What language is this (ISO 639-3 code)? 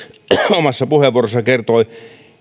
fin